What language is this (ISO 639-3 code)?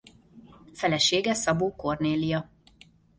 hun